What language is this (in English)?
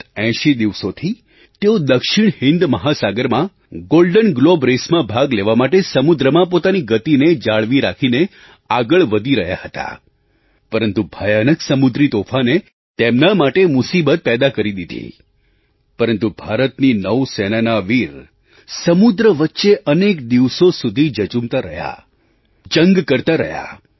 Gujarati